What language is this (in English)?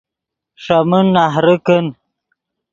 Yidgha